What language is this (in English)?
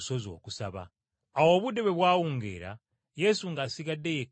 Ganda